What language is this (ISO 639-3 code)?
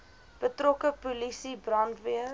afr